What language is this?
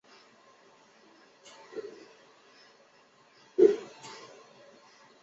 Chinese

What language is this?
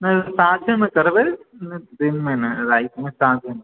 Maithili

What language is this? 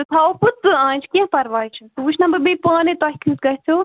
Kashmiri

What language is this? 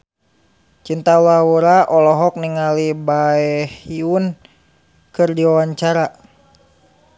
Sundanese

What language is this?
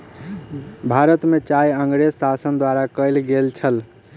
Maithili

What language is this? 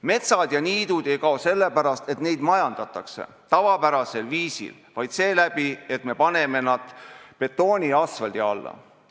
Estonian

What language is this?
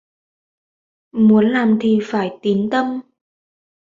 Vietnamese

